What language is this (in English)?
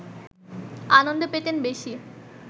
Bangla